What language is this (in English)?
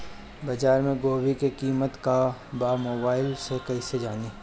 Bhojpuri